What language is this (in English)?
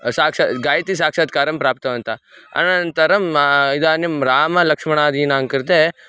Sanskrit